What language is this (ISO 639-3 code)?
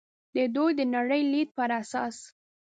pus